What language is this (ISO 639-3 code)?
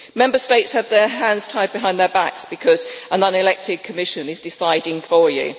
eng